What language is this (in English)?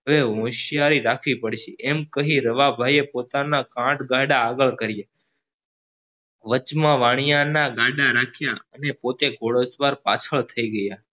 Gujarati